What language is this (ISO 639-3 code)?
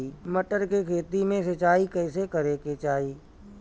bho